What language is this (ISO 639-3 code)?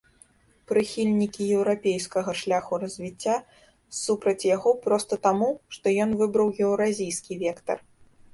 bel